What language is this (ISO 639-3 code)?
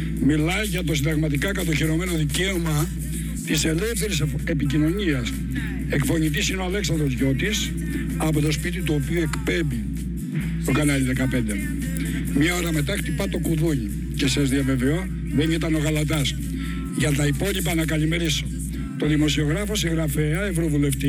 ell